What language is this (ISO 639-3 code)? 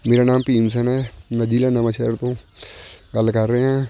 pan